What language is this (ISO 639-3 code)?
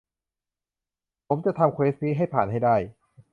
tha